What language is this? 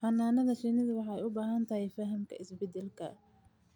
Somali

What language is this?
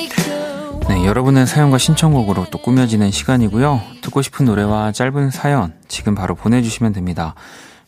Korean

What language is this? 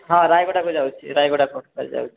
Odia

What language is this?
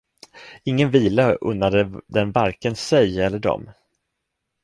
Swedish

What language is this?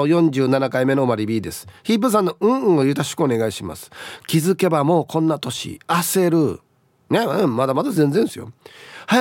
Japanese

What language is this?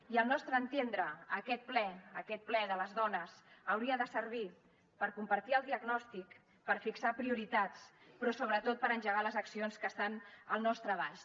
Catalan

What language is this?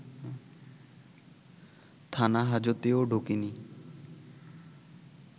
Bangla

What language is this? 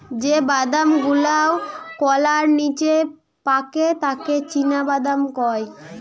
Bangla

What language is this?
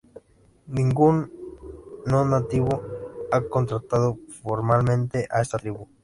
Spanish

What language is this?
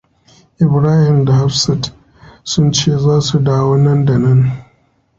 Hausa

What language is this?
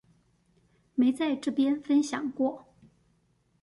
Chinese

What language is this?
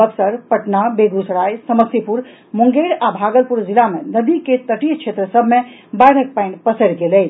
Maithili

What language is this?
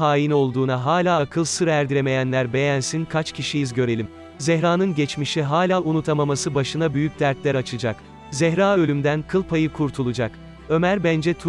Turkish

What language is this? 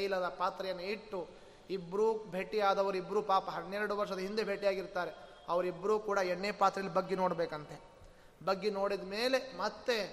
Kannada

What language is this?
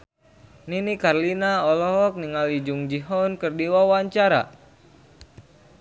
Sundanese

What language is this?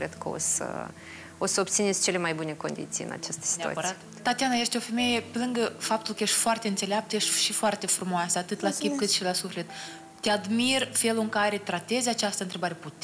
Romanian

